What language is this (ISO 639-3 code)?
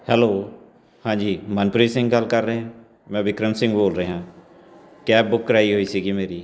pan